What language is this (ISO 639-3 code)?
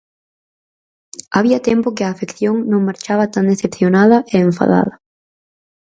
glg